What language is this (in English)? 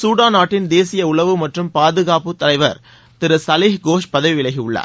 Tamil